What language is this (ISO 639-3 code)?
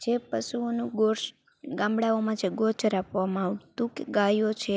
guj